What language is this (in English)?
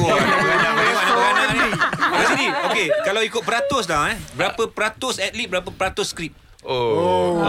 Malay